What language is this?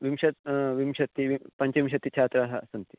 Sanskrit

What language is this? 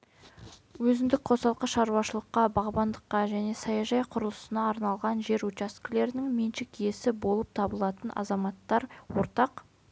Kazakh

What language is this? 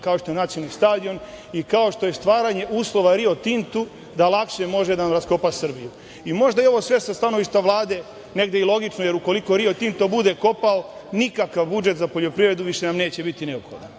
Serbian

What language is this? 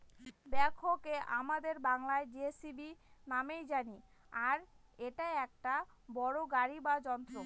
Bangla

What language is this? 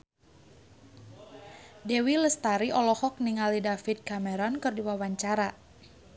Sundanese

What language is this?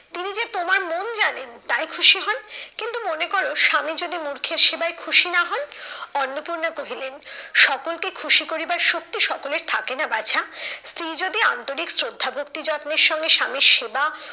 Bangla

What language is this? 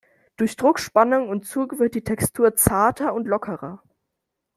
German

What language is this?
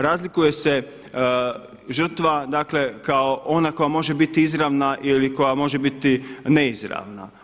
Croatian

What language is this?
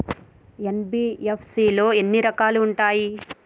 Telugu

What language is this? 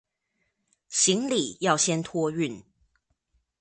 Chinese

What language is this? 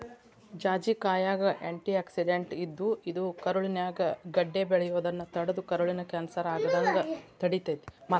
Kannada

